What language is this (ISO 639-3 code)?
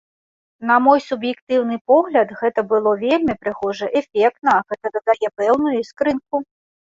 bel